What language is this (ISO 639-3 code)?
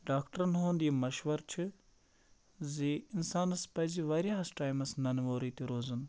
kas